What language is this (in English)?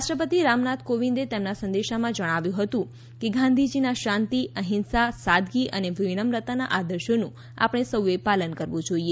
Gujarati